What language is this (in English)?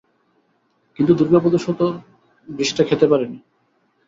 Bangla